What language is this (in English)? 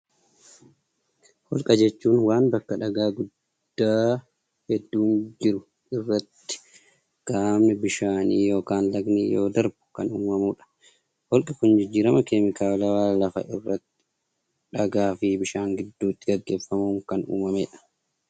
Oromo